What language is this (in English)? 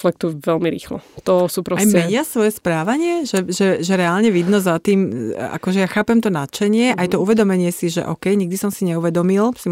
Slovak